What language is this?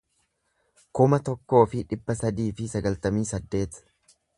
Oromo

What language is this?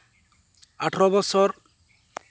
Santali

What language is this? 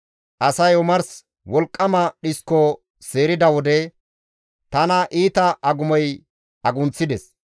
Gamo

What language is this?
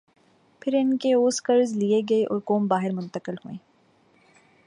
Urdu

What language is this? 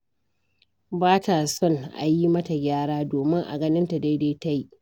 Hausa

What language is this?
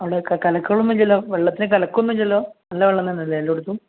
Malayalam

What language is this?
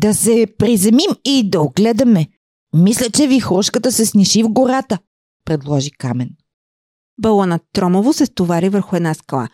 Bulgarian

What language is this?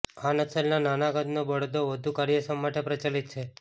Gujarati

